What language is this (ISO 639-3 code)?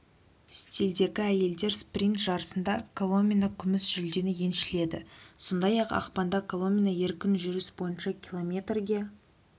kaz